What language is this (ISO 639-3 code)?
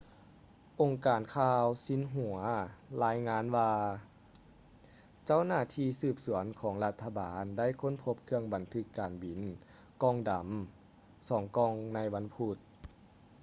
lao